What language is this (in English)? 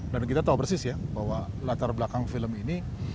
Indonesian